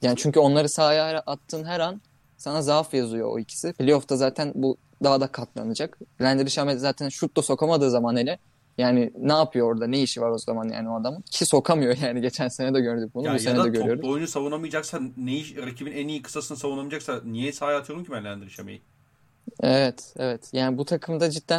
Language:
Turkish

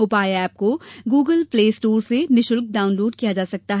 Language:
Hindi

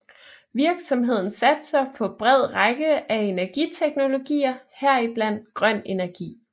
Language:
Danish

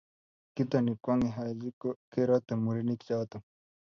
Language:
Kalenjin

